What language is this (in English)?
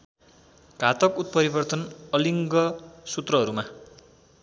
Nepali